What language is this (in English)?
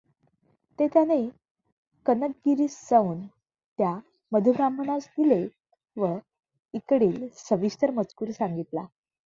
Marathi